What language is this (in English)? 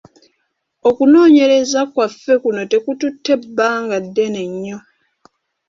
Ganda